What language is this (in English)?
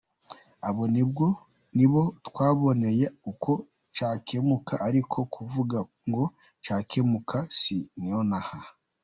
Kinyarwanda